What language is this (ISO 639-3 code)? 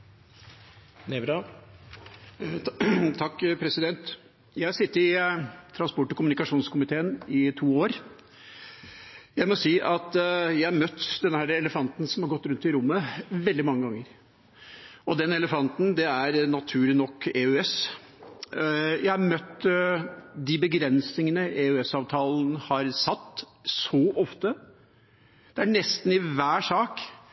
nob